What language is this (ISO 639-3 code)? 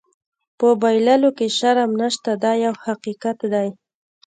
pus